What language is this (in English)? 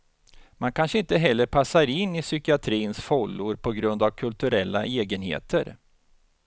Swedish